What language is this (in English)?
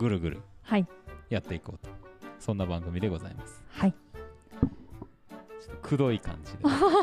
Japanese